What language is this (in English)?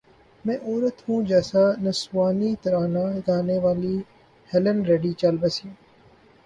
Urdu